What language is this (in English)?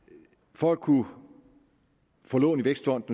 Danish